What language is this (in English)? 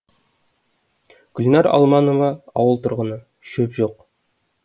Kazakh